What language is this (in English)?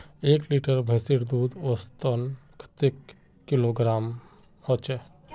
Magahi